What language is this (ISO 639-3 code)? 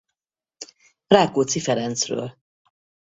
hun